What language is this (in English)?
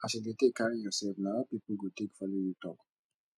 Nigerian Pidgin